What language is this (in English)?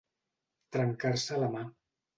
Catalan